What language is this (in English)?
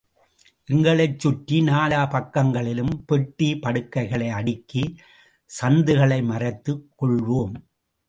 Tamil